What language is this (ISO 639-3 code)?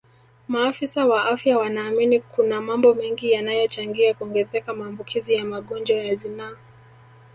swa